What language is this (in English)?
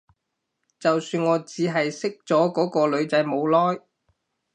Cantonese